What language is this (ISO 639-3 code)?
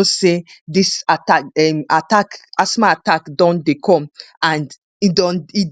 pcm